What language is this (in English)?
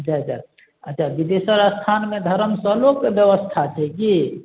Maithili